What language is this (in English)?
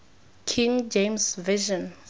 Tswana